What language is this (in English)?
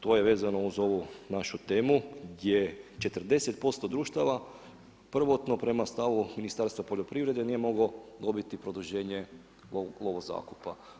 Croatian